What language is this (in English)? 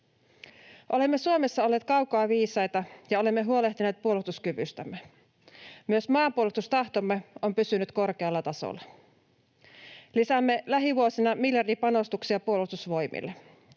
Finnish